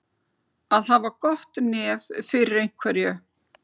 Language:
Icelandic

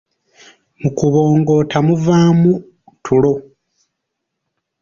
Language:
Ganda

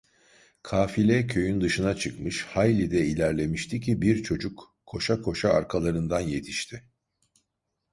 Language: Turkish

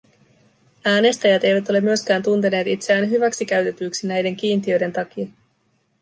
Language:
Finnish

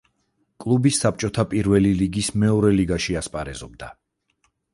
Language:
Georgian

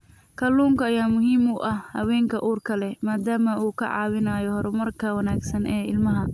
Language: Somali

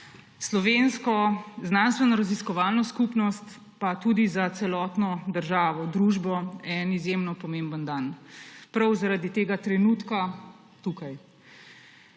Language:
Slovenian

